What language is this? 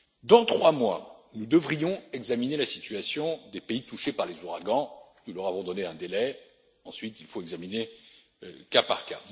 French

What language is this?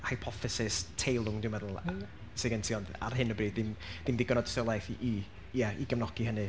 Welsh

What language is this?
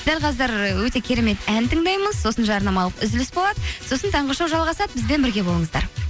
Kazakh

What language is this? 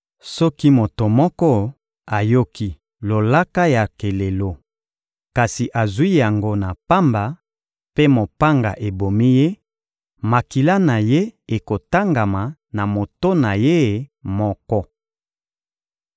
Lingala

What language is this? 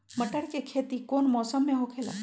Magahi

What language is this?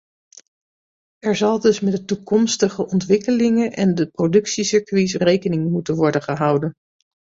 Dutch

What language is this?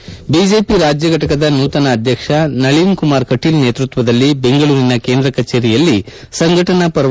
Kannada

